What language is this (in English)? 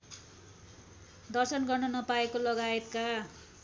Nepali